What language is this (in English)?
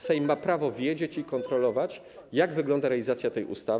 Polish